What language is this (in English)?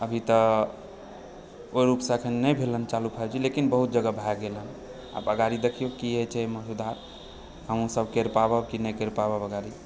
Maithili